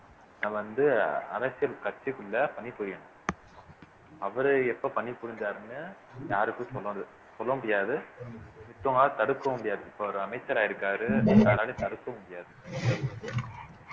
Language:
Tamil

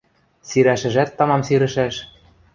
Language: Western Mari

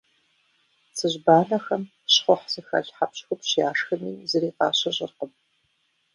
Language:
Kabardian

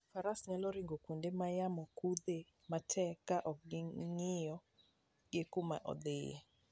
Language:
Luo (Kenya and Tanzania)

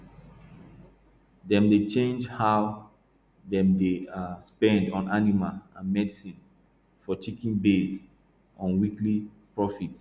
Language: Nigerian Pidgin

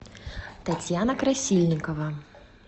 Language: Russian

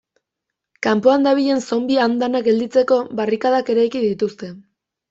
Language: Basque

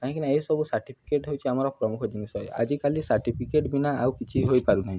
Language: Odia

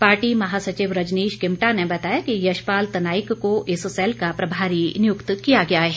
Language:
Hindi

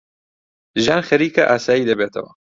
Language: Central Kurdish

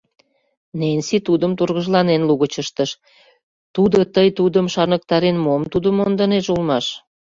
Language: Mari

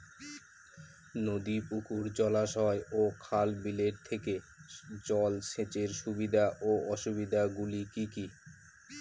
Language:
Bangla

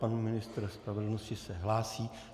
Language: Czech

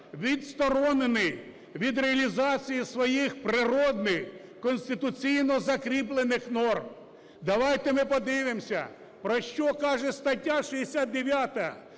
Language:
Ukrainian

